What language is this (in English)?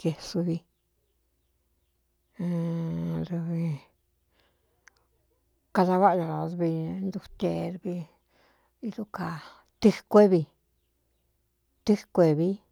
Cuyamecalco Mixtec